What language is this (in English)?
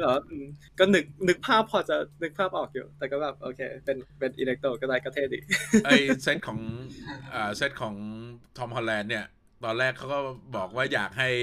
Thai